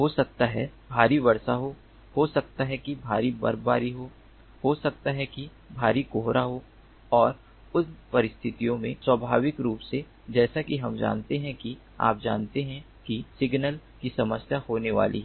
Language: Hindi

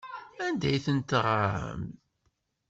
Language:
Kabyle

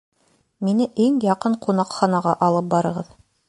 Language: Bashkir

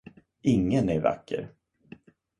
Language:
Swedish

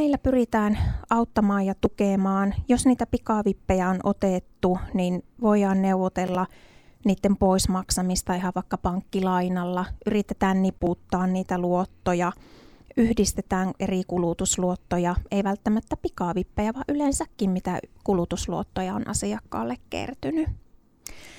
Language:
Finnish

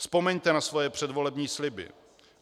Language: Czech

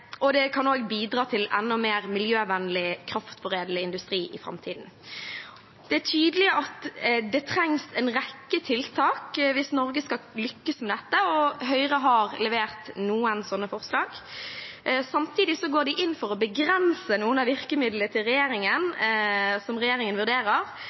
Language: Norwegian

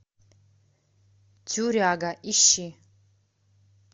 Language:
Russian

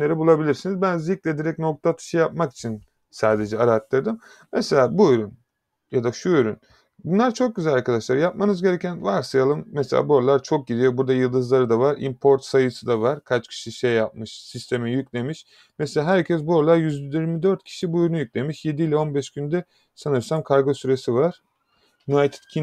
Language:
Turkish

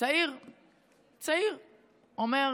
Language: Hebrew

